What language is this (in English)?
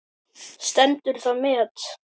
Icelandic